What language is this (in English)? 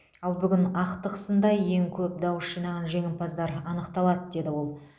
Kazakh